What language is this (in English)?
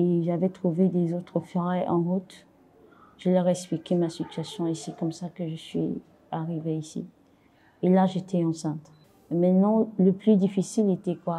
French